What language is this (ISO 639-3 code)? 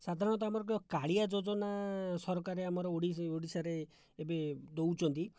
ori